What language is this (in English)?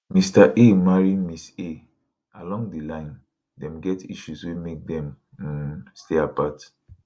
Nigerian Pidgin